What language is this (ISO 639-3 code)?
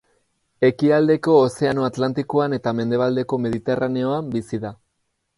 eus